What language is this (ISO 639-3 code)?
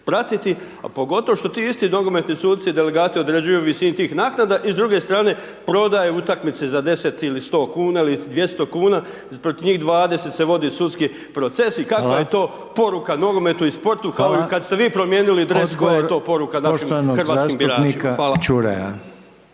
hrv